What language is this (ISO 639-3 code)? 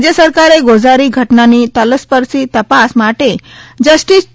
guj